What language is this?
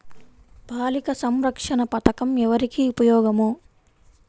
Telugu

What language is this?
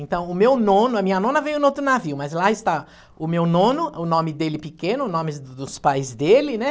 Portuguese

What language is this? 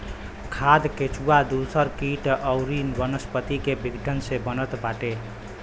Bhojpuri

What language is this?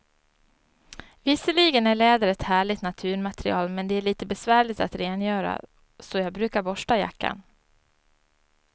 Swedish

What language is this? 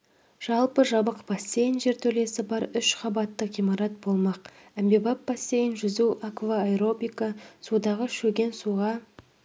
Kazakh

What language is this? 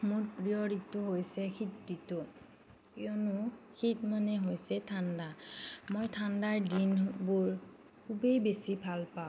Assamese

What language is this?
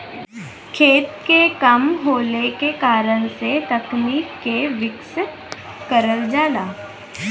Bhojpuri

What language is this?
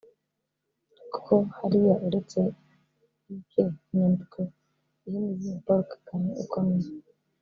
Kinyarwanda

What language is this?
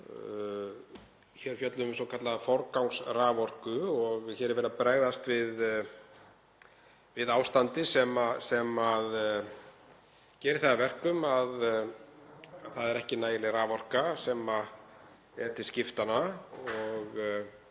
Icelandic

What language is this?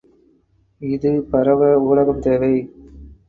Tamil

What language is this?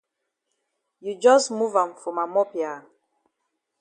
Cameroon Pidgin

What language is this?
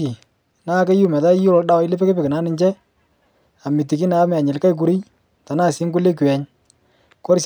Masai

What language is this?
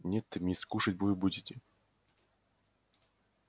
Russian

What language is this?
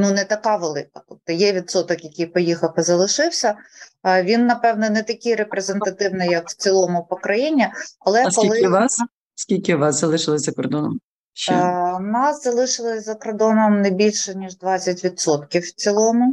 Ukrainian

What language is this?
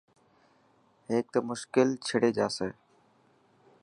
Dhatki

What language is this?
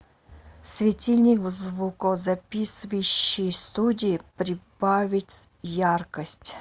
Russian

